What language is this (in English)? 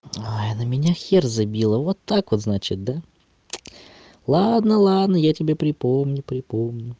Russian